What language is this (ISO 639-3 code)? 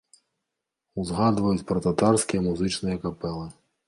bel